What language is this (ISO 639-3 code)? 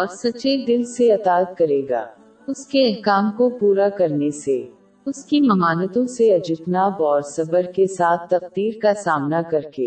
urd